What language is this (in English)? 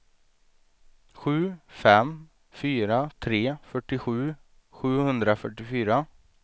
Swedish